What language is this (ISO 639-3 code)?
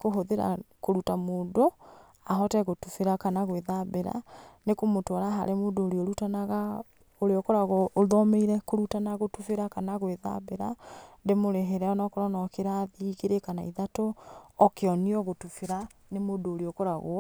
kik